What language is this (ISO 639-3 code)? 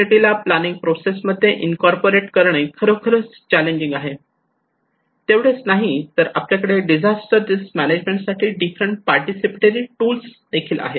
mar